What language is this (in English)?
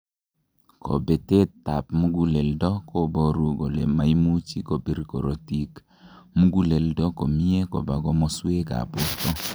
Kalenjin